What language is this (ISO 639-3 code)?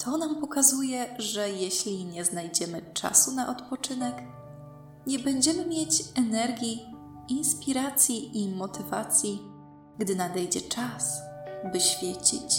pol